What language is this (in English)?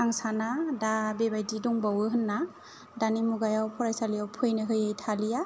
Bodo